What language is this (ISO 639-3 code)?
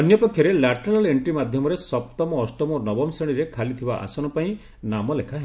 ori